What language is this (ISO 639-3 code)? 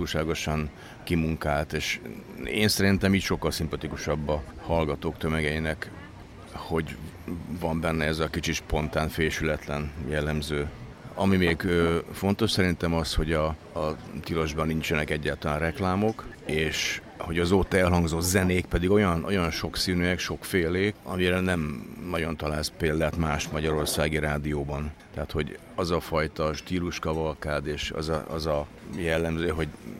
hun